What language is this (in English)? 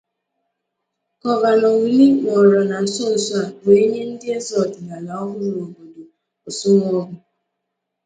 Igbo